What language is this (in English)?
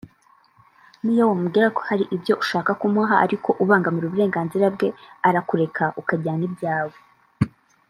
Kinyarwanda